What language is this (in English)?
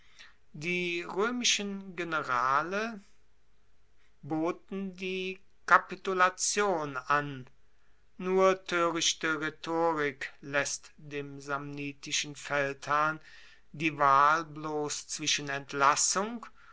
German